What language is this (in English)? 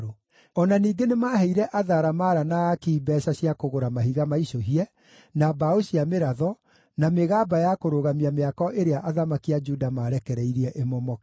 Kikuyu